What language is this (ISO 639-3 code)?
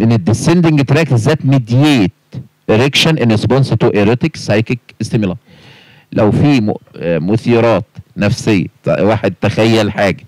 ara